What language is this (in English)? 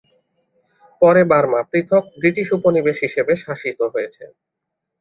Bangla